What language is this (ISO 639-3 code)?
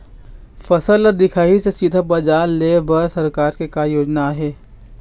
hne